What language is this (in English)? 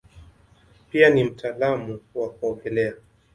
Swahili